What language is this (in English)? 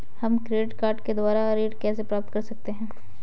Hindi